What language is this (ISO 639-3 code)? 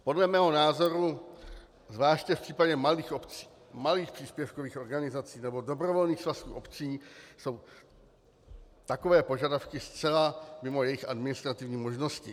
ces